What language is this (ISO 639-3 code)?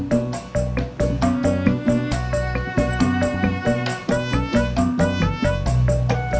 ind